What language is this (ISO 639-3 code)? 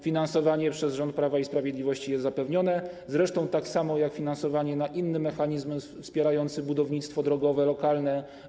pol